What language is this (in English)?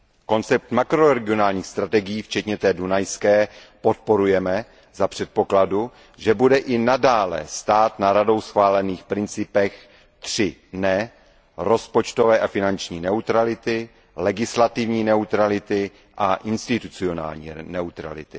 Czech